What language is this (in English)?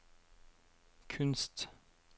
Norwegian